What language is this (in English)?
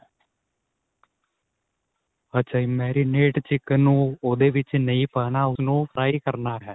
Punjabi